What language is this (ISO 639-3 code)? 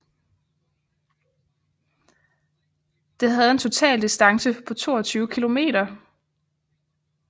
dan